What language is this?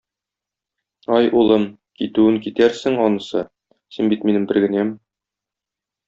Tatar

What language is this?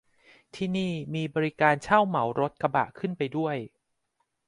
Thai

